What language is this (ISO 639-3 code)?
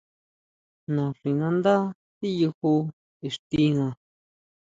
mau